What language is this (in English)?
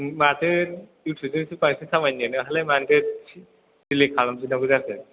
Bodo